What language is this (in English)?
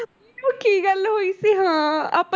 Punjabi